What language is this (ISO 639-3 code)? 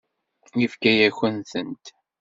kab